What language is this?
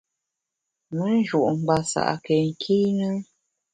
Bamun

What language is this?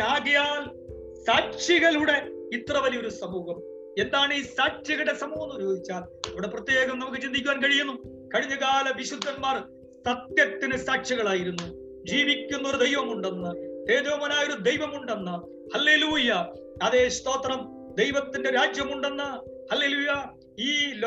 Malayalam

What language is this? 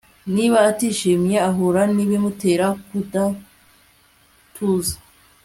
Kinyarwanda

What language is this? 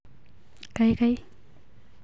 Kalenjin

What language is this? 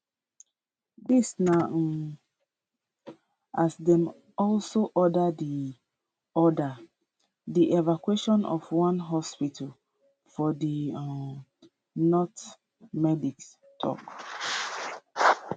Nigerian Pidgin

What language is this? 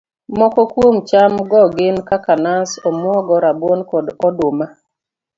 Luo (Kenya and Tanzania)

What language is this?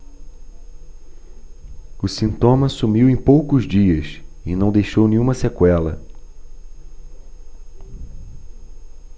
Portuguese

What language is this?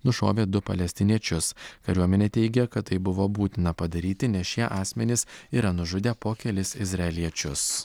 Lithuanian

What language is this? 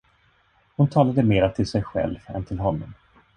Swedish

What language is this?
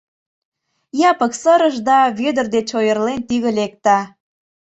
Mari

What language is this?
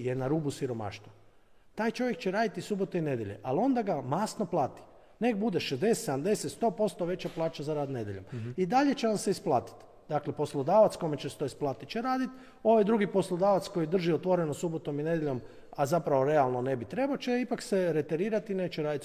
Croatian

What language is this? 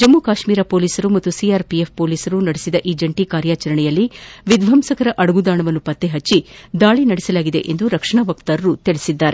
Kannada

